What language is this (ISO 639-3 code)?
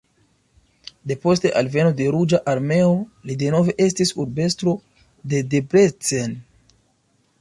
epo